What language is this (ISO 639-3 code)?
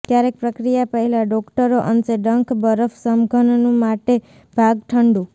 guj